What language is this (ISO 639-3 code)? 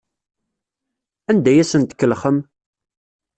kab